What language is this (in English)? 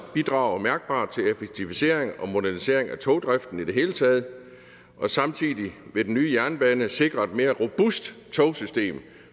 Danish